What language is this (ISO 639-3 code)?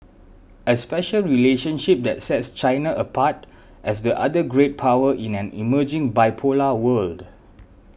eng